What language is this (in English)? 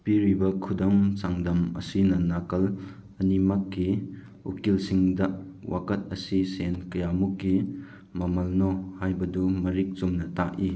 Manipuri